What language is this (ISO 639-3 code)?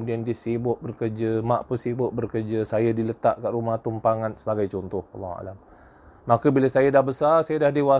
msa